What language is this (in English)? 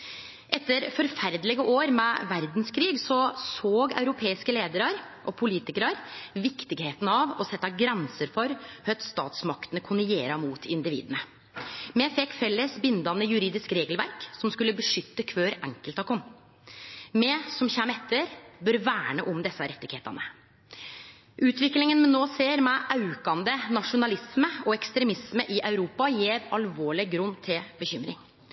Norwegian Nynorsk